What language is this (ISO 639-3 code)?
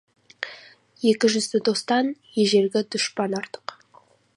kaz